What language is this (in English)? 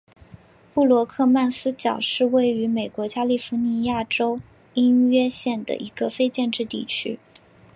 Chinese